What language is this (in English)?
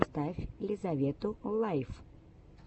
Russian